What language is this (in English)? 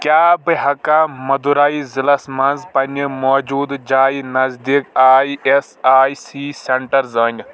Kashmiri